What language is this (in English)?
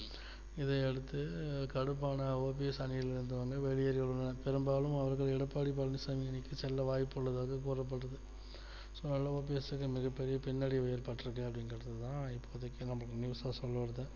Tamil